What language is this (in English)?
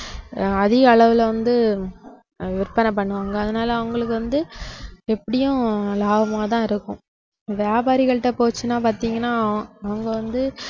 Tamil